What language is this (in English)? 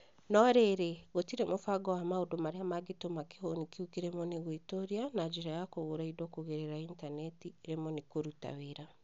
Kikuyu